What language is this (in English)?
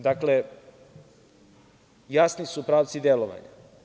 Serbian